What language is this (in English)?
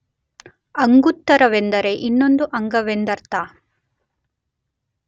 Kannada